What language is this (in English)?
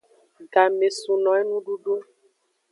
Aja (Benin)